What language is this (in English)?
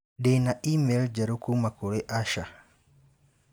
Kikuyu